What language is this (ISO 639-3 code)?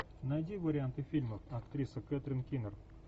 rus